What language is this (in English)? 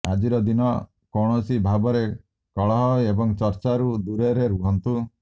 Odia